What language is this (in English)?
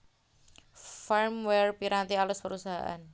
Javanese